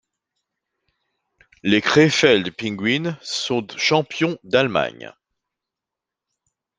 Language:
French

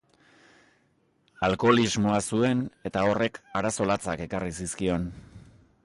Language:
Basque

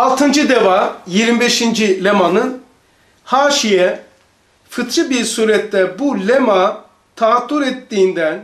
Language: Turkish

